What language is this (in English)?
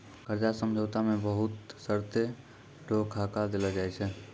Maithili